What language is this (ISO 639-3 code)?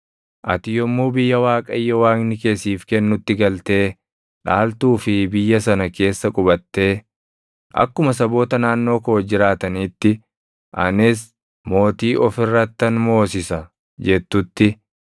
orm